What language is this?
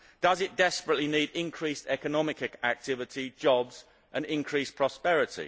English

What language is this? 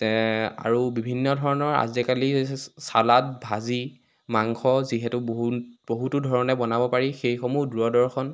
Assamese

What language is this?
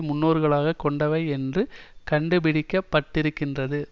Tamil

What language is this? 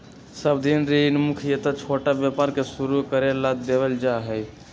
Magahi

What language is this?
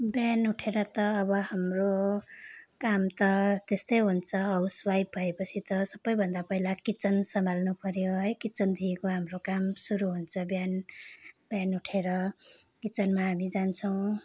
Nepali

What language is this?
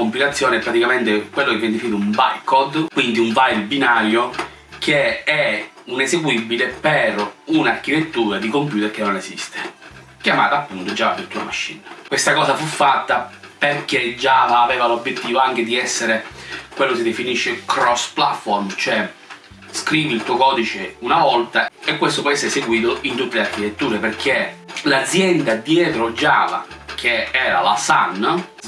Italian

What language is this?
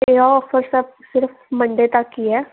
Punjabi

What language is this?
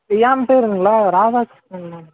Tamil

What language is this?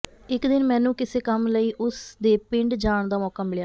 Punjabi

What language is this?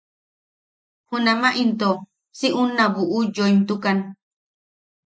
Yaqui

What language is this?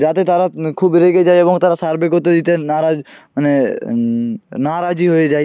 Bangla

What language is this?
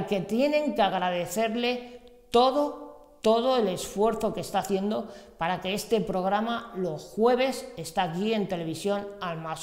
Spanish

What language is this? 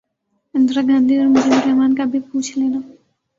Urdu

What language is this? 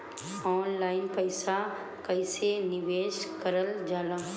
Bhojpuri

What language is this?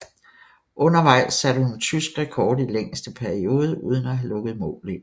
Danish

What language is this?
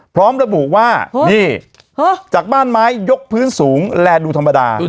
Thai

